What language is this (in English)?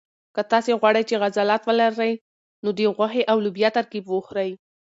Pashto